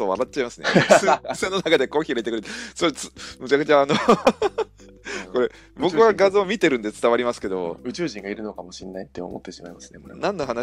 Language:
Japanese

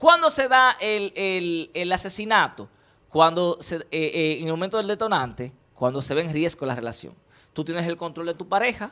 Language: Spanish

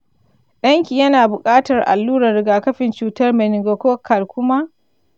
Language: Hausa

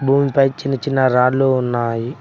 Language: Telugu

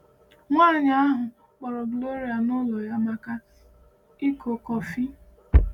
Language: Igbo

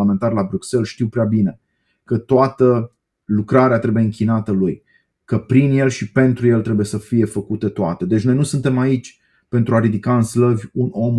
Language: Romanian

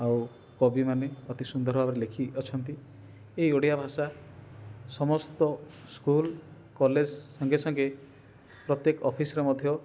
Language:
Odia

